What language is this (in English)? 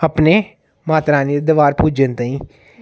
Dogri